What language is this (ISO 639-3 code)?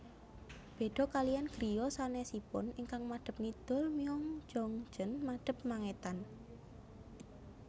jav